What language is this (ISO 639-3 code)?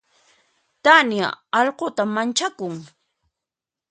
qxp